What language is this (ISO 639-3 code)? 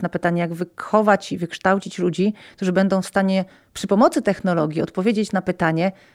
pol